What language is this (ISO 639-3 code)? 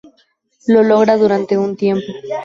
spa